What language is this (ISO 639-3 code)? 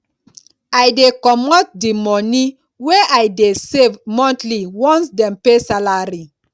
pcm